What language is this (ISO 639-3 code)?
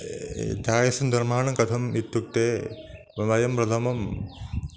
san